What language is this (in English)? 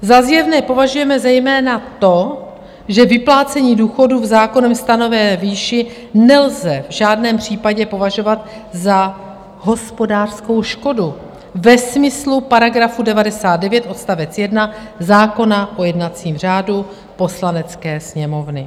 Czech